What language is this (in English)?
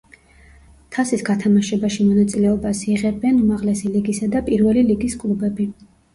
Georgian